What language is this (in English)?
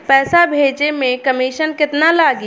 Bhojpuri